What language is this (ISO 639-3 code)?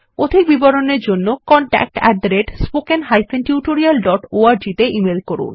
ben